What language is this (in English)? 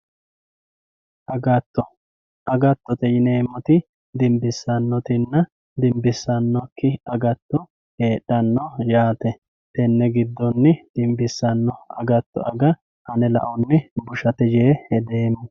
Sidamo